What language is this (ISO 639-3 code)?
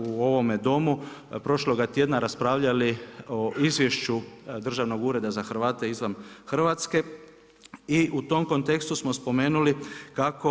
hrv